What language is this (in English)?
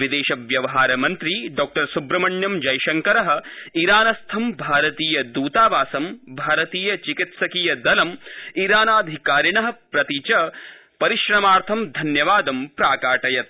Sanskrit